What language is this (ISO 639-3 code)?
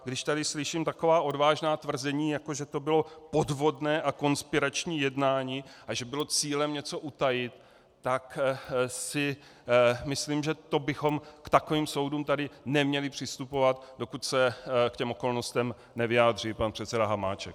ces